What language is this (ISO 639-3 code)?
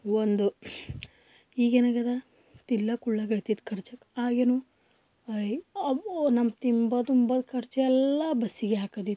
kan